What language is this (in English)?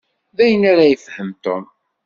Kabyle